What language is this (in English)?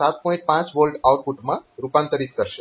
Gujarati